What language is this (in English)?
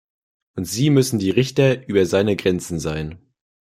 German